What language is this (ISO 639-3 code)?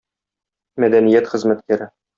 tat